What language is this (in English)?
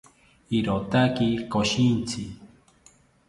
South Ucayali Ashéninka